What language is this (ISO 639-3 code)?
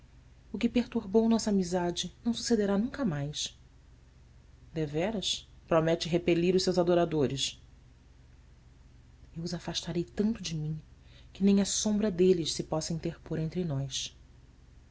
por